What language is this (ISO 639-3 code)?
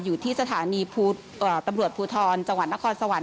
tha